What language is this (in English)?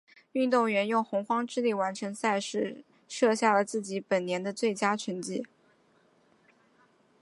Chinese